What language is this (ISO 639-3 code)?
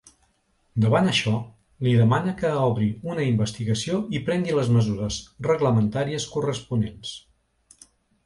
cat